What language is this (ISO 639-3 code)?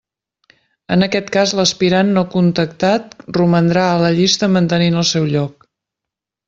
cat